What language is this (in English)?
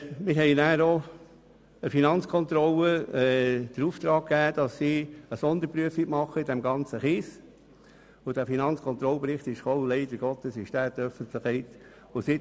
Swiss German